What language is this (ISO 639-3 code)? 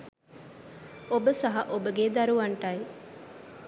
sin